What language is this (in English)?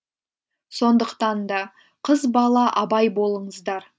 Kazakh